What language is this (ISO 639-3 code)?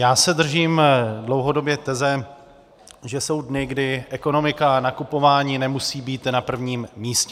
ces